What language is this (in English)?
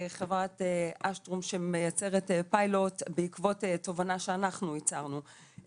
Hebrew